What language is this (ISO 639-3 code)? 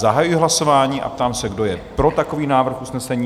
ces